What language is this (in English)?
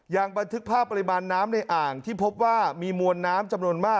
Thai